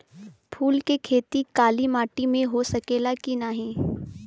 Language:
Bhojpuri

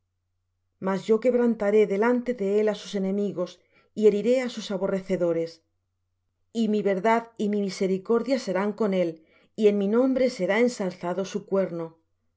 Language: Spanish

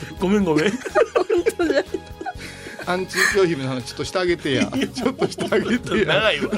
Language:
Japanese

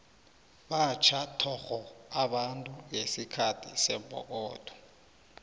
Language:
South Ndebele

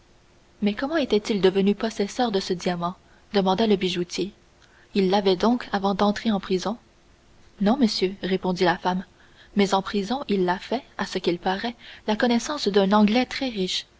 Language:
French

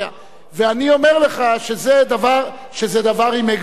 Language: Hebrew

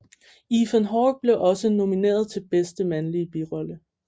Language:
Danish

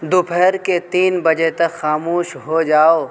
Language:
Urdu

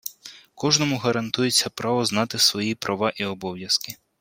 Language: Ukrainian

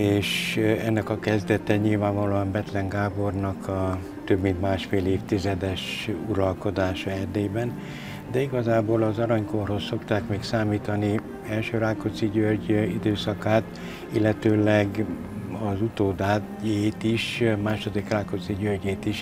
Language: Hungarian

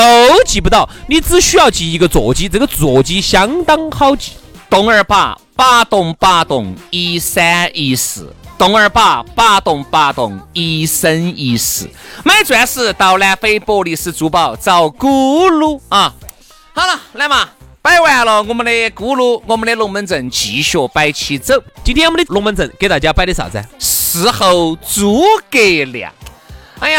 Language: Chinese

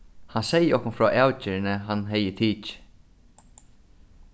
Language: Faroese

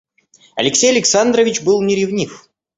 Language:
Russian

